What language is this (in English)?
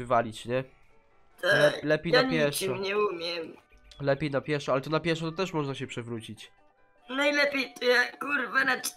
Polish